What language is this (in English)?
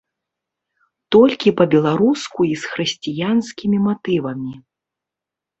Belarusian